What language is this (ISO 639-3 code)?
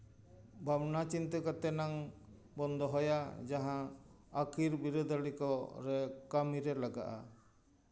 sat